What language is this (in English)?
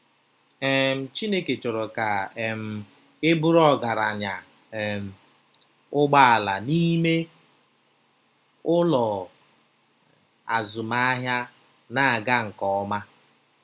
Igbo